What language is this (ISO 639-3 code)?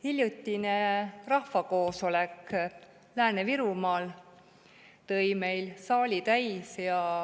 est